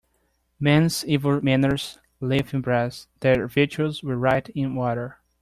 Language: English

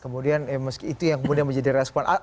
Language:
Indonesian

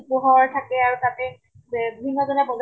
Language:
Assamese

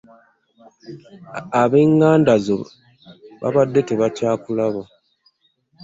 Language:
Ganda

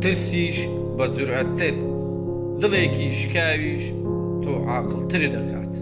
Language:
Turkish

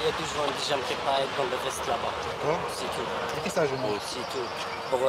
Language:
French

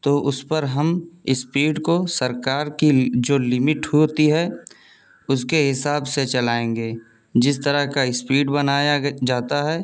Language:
Urdu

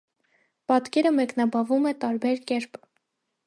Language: Armenian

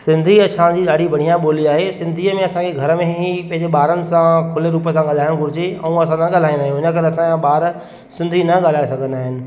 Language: Sindhi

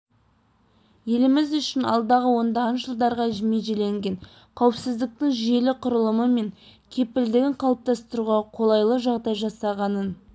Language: Kazakh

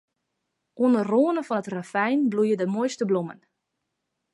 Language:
Western Frisian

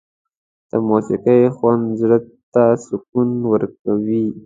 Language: Pashto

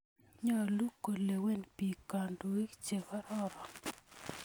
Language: Kalenjin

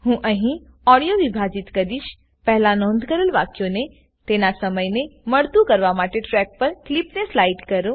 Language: Gujarati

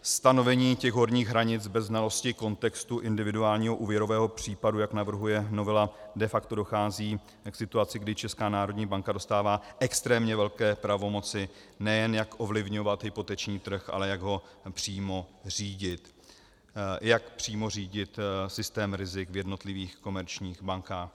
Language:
Czech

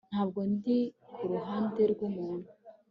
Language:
Kinyarwanda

